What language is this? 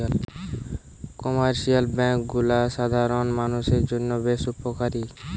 Bangla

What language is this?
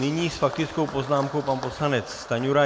Czech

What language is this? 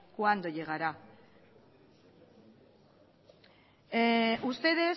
Spanish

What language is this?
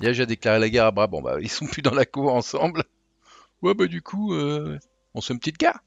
French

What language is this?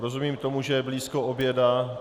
Czech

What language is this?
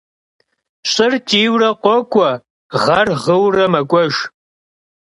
Kabardian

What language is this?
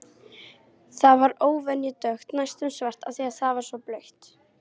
Icelandic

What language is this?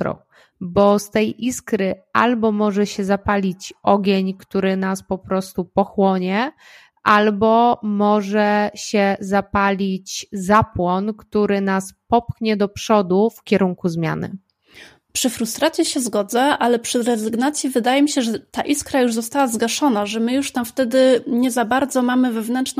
Polish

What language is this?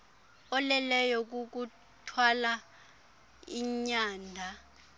Xhosa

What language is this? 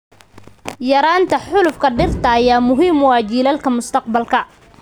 Somali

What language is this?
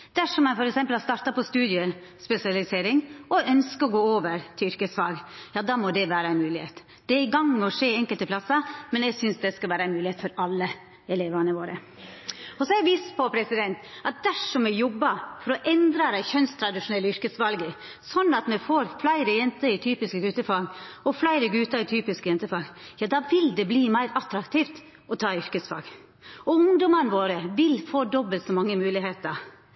Norwegian Nynorsk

